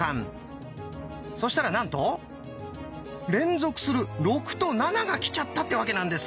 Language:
Japanese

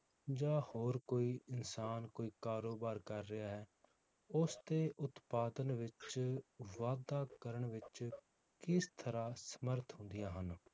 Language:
Punjabi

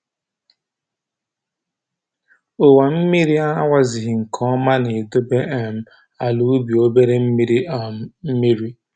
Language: Igbo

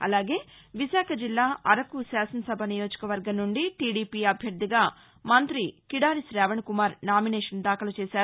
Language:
Telugu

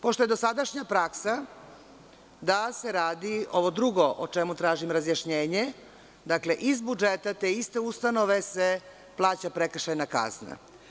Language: Serbian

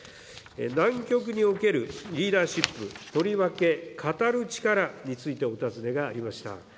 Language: Japanese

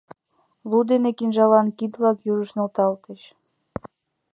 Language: Mari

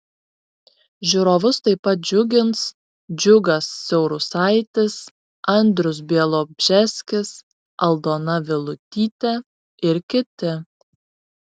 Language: Lithuanian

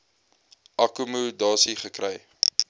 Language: Afrikaans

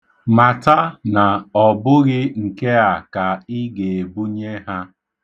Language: Igbo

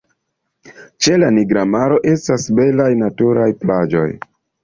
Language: Esperanto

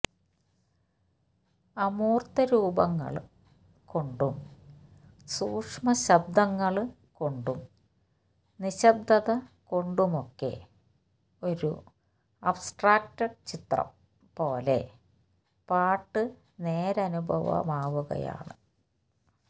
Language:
Malayalam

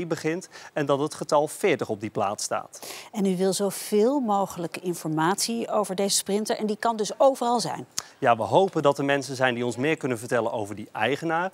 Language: Dutch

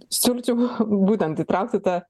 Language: Lithuanian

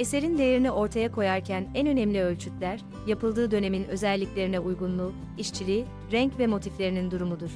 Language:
Turkish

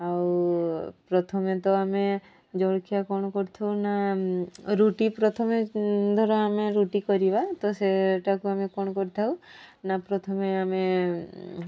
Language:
Odia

